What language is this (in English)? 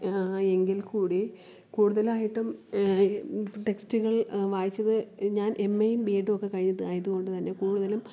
Malayalam